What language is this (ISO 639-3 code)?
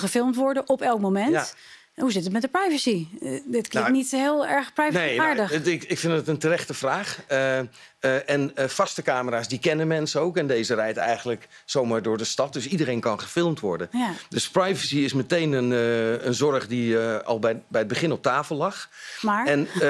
nld